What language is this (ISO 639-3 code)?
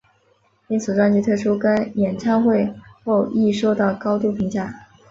zho